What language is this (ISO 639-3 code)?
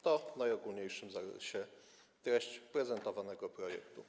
pol